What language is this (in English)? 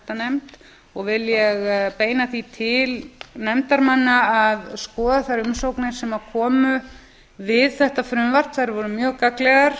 Icelandic